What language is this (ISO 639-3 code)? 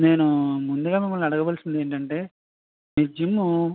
tel